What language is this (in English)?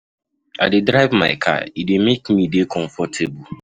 Nigerian Pidgin